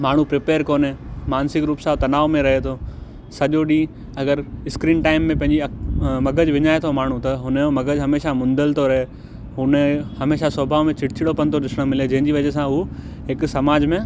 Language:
Sindhi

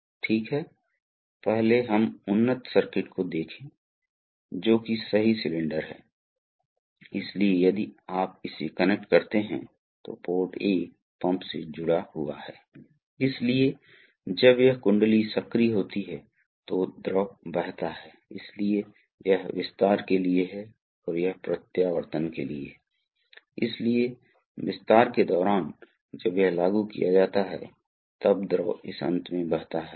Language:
Hindi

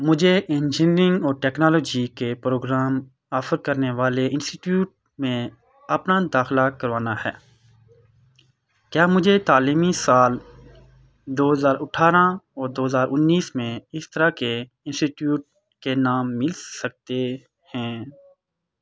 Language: Urdu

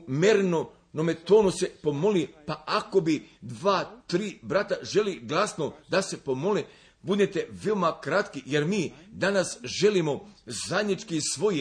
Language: Croatian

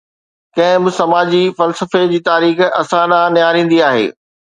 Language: Sindhi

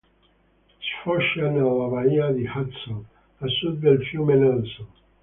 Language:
Italian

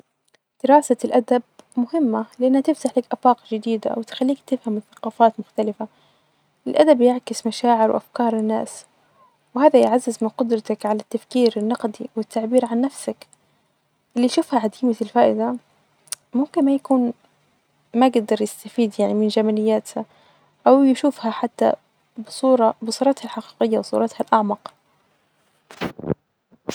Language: Najdi Arabic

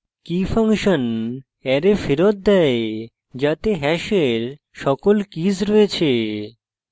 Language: Bangla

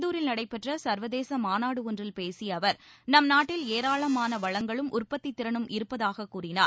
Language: Tamil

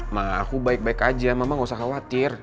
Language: Indonesian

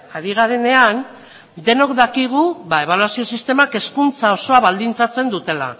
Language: Basque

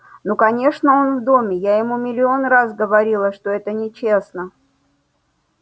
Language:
Russian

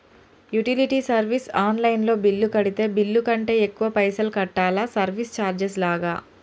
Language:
Telugu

